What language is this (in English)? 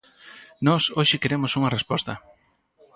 Galician